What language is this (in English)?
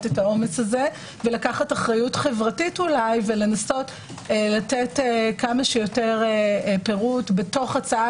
Hebrew